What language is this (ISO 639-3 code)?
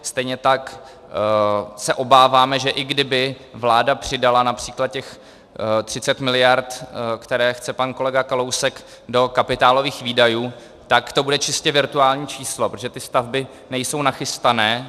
ces